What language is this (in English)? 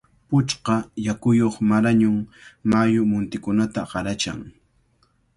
Cajatambo North Lima Quechua